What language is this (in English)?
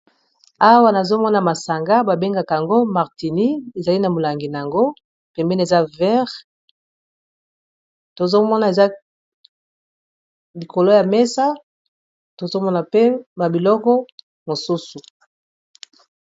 Lingala